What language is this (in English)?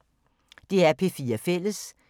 Danish